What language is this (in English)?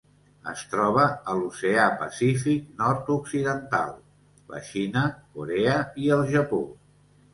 Catalan